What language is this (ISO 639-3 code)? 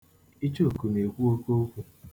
ibo